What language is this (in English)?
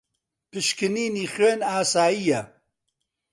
Central Kurdish